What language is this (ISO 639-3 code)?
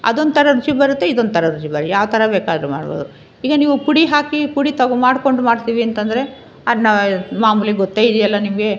kan